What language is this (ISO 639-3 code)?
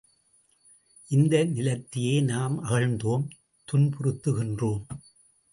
tam